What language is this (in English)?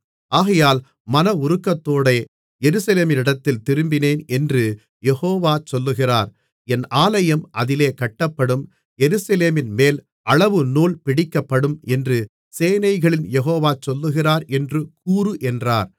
Tamil